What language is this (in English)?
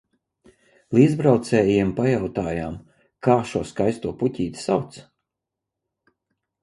Latvian